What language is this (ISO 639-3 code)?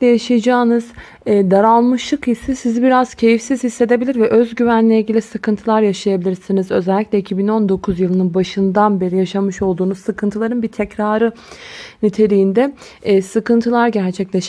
tur